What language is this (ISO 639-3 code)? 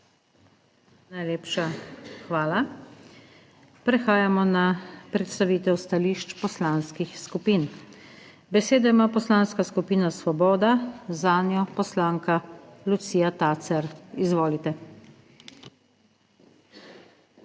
slv